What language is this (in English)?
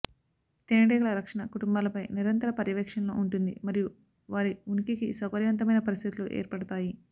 Telugu